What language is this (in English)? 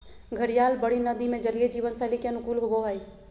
Magahi